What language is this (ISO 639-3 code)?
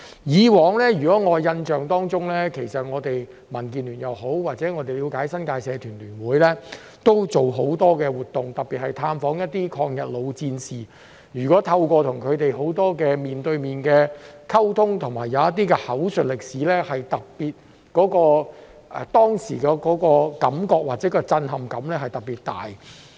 yue